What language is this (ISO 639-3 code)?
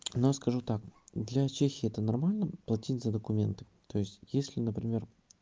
rus